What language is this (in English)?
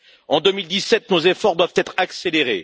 French